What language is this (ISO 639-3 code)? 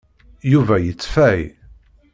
kab